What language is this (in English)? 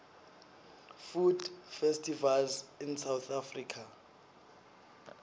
Swati